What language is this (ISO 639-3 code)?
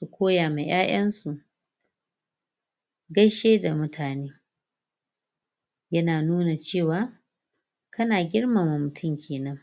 hau